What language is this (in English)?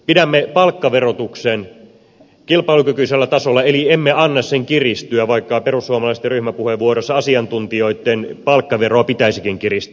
Finnish